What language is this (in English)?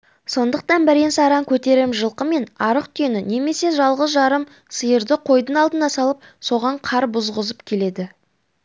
Kazakh